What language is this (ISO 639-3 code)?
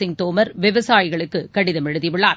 tam